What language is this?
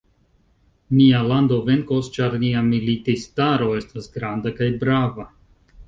Esperanto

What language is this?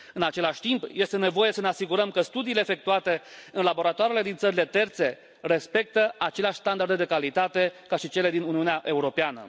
Romanian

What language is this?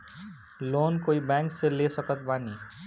Bhojpuri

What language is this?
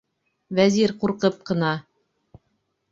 Bashkir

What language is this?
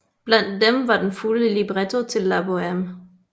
Danish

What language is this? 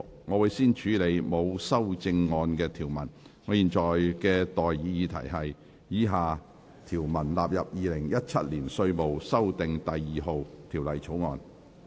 Cantonese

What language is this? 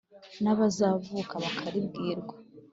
Kinyarwanda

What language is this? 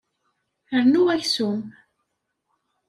Kabyle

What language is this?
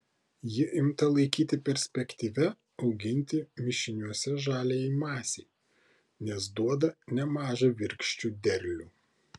Lithuanian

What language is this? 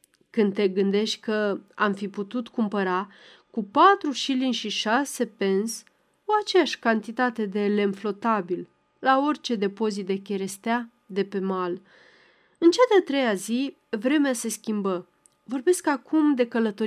Romanian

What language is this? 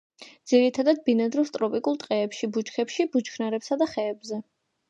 Georgian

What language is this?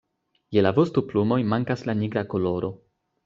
Esperanto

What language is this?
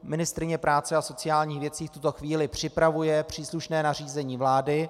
Czech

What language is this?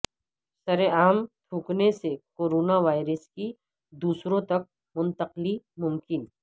Urdu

